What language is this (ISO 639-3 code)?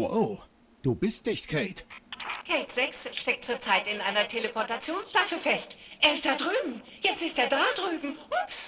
deu